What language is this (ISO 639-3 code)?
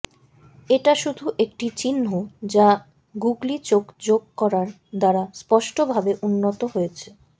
ben